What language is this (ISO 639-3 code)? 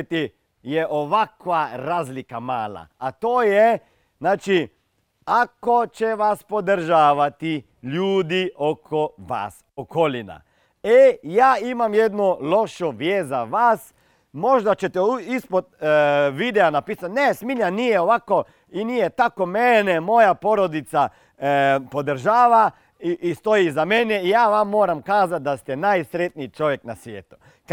hrv